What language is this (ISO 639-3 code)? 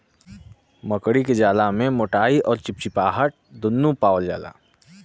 bho